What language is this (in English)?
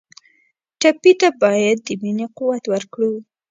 Pashto